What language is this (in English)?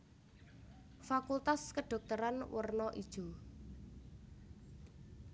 Javanese